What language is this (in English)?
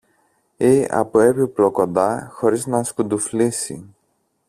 Greek